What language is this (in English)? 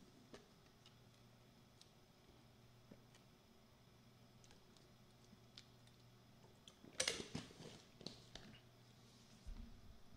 Filipino